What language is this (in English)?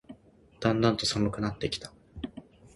Japanese